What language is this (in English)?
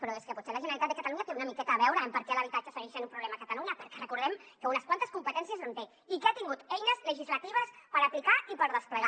Catalan